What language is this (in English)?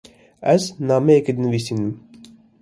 Kurdish